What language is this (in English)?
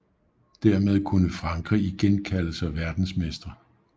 Danish